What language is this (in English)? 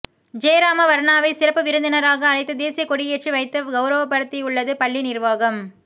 Tamil